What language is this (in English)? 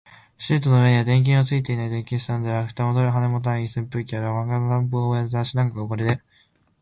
Japanese